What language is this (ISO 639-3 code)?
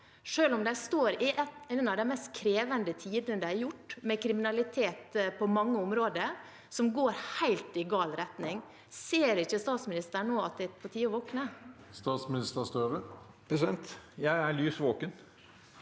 nor